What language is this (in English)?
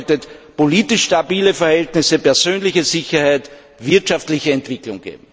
German